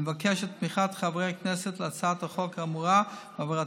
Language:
Hebrew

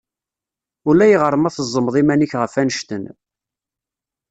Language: Kabyle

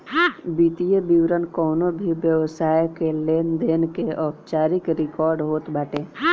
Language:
Bhojpuri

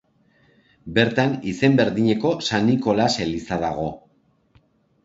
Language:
Basque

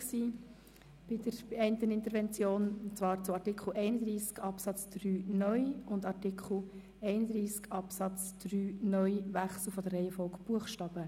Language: Swiss German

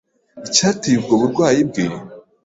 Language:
Kinyarwanda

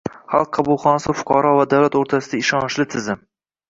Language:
Uzbek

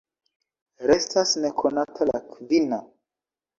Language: Esperanto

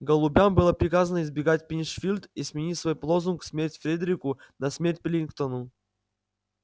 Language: Russian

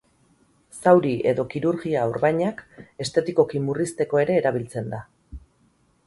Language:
Basque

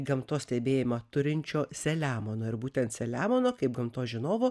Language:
Lithuanian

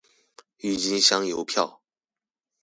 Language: Chinese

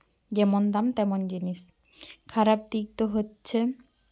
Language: Santali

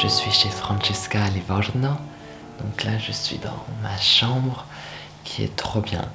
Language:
French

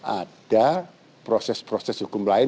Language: Indonesian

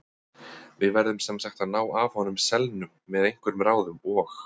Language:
Icelandic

